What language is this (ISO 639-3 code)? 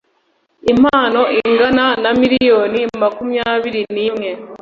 kin